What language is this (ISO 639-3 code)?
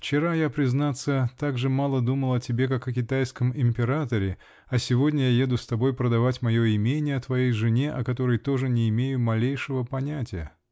rus